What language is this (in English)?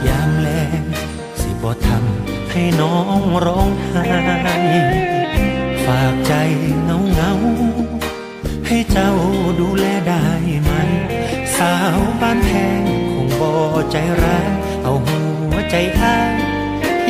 Thai